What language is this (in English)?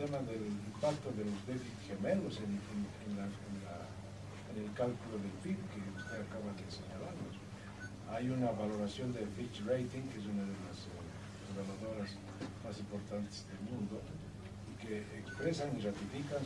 Spanish